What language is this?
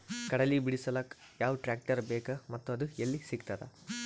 Kannada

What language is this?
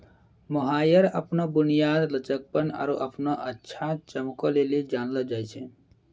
Maithili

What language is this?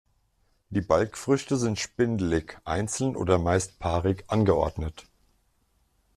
German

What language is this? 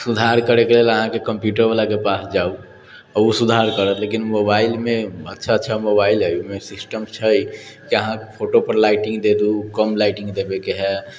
Maithili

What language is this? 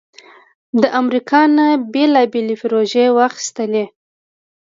Pashto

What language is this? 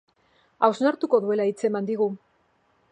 Basque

